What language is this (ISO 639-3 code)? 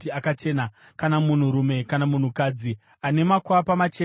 sna